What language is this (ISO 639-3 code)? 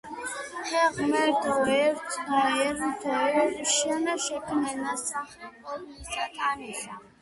kat